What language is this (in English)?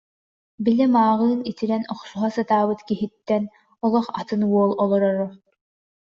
Yakut